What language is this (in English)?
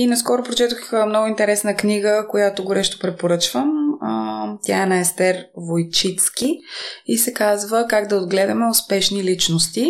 Bulgarian